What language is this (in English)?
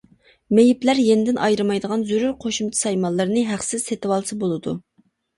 Uyghur